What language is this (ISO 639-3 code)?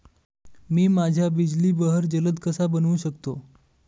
mar